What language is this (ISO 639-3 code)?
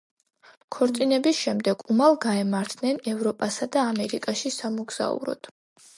kat